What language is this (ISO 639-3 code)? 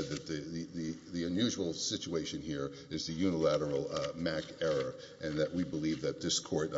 eng